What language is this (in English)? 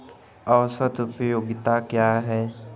Hindi